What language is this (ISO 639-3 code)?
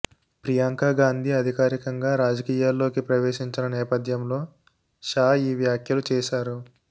tel